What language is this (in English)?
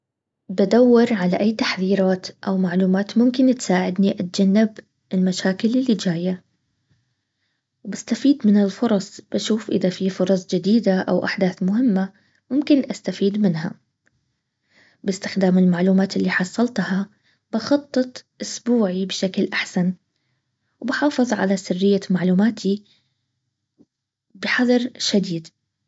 Baharna Arabic